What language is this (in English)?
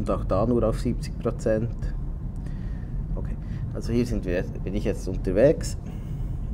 German